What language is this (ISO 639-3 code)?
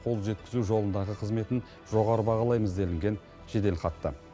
kaz